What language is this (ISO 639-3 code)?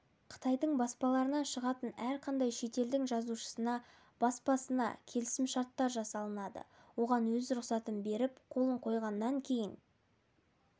kaz